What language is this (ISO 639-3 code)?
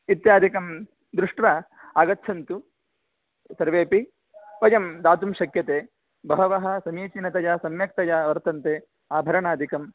san